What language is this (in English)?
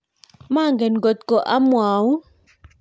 Kalenjin